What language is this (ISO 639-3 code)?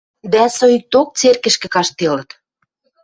mrj